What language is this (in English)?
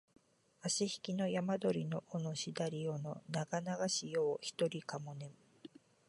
Japanese